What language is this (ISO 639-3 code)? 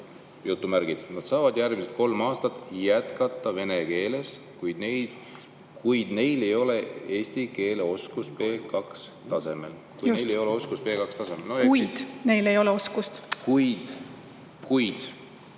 est